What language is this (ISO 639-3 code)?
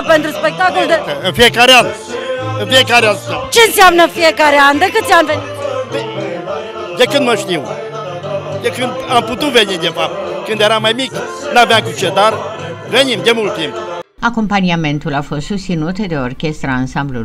ron